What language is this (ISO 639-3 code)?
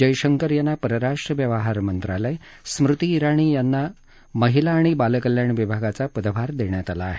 mar